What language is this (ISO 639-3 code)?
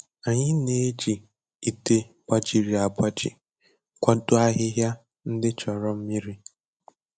ibo